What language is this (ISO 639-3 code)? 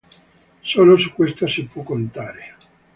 ita